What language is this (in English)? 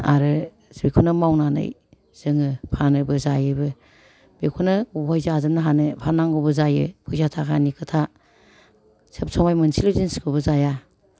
Bodo